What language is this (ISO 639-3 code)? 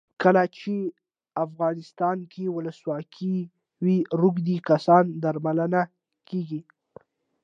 pus